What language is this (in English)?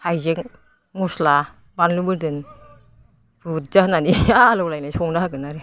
Bodo